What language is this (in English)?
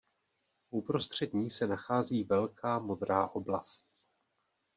Czech